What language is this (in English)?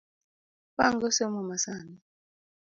Luo (Kenya and Tanzania)